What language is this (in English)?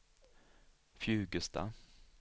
Swedish